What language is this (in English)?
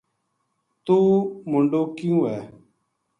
Gujari